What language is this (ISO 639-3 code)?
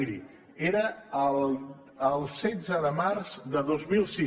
cat